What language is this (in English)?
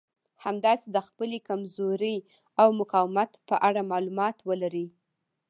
Pashto